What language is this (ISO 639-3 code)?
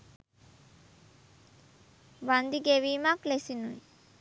sin